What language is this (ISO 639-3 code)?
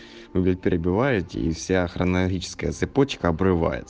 rus